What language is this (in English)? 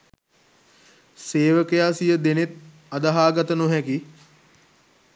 Sinhala